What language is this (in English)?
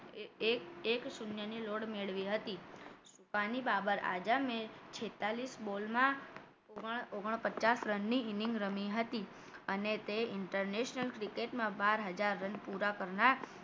Gujarati